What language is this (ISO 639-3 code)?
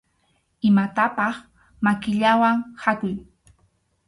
qxu